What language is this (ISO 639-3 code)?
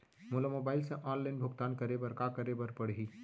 hne